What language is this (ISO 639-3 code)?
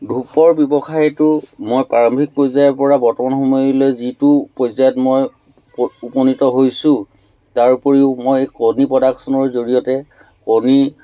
asm